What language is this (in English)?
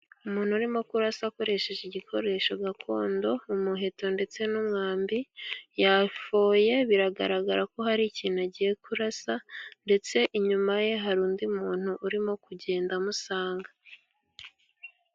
Kinyarwanda